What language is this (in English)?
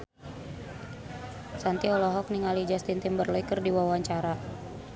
Sundanese